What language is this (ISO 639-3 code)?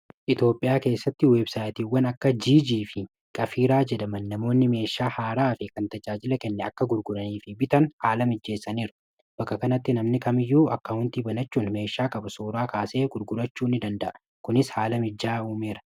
orm